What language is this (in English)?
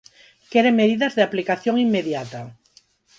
Galician